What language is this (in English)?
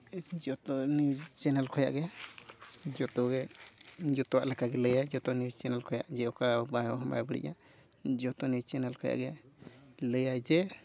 Santali